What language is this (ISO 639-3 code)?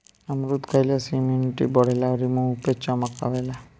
bho